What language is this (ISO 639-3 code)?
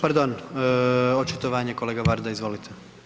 hrv